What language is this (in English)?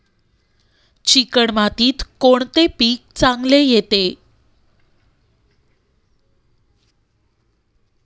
Marathi